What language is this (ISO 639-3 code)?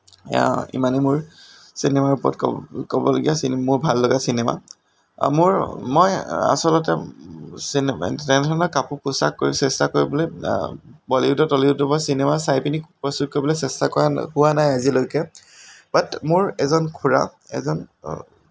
asm